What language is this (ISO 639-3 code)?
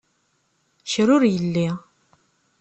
kab